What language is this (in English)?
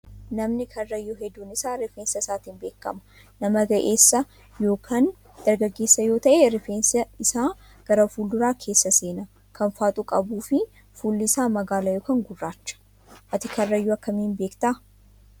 Oromo